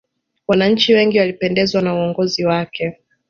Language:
Swahili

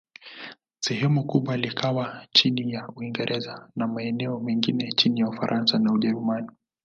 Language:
Swahili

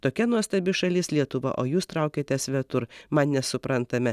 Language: Lithuanian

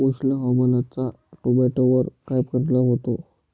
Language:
Marathi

